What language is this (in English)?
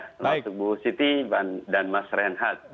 Indonesian